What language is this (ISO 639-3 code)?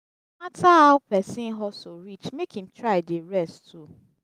pcm